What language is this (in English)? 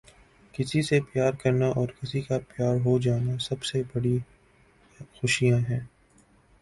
Urdu